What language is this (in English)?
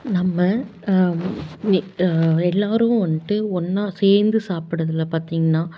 Tamil